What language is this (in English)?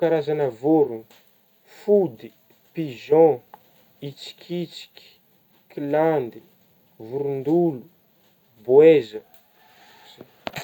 Northern Betsimisaraka Malagasy